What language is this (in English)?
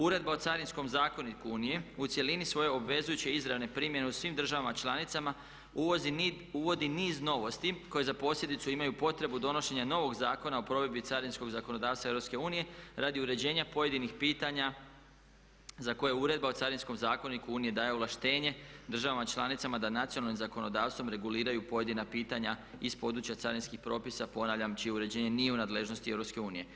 Croatian